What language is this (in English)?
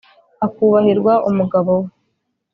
Kinyarwanda